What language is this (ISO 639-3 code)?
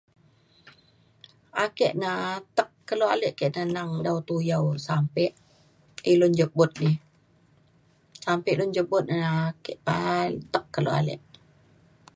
xkl